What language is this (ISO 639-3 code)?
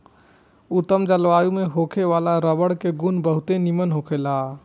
bho